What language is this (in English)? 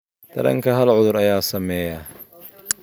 Somali